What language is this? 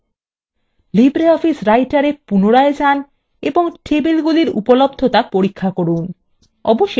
Bangla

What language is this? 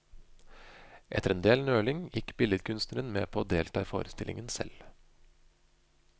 Norwegian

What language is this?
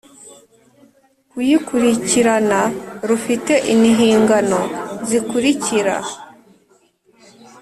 Kinyarwanda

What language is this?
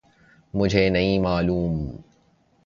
Urdu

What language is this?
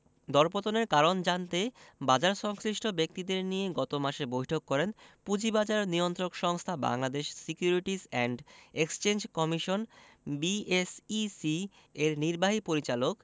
Bangla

